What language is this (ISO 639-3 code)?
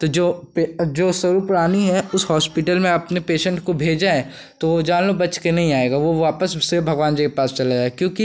hin